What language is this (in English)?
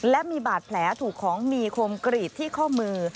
Thai